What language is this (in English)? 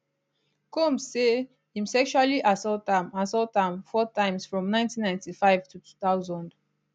Nigerian Pidgin